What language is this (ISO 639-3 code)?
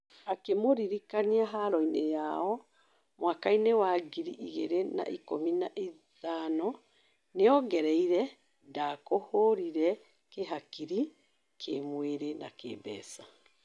kik